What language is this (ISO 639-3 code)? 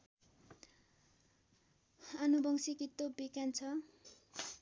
nep